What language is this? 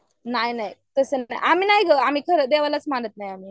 Marathi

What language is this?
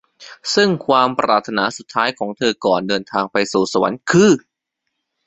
Thai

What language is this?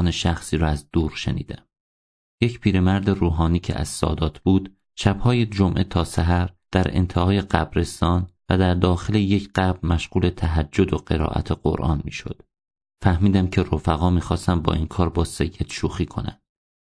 Persian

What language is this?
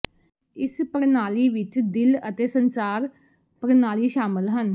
Punjabi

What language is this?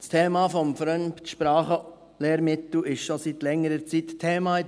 Swiss German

